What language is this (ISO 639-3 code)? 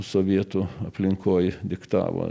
lit